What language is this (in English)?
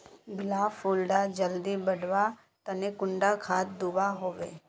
Magahi